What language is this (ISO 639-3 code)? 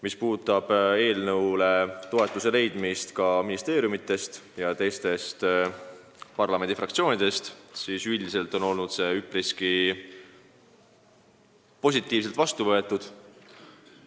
est